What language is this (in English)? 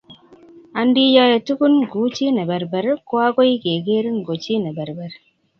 Kalenjin